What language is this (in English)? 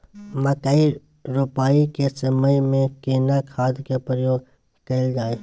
Maithili